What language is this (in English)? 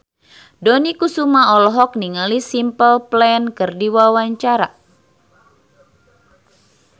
Sundanese